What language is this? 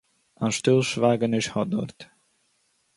Yiddish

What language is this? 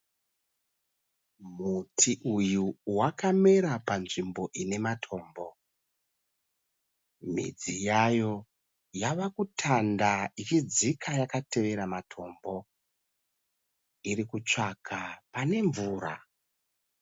Shona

